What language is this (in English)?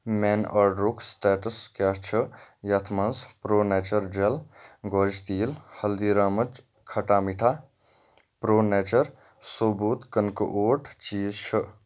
Kashmiri